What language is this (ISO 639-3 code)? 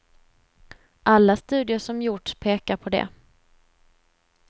swe